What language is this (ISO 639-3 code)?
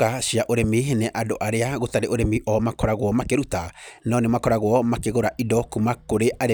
kik